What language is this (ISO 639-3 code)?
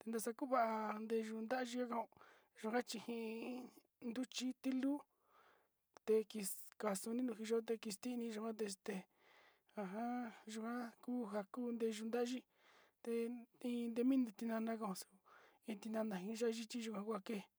xti